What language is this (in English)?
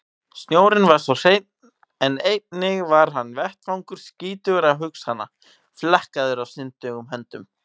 Icelandic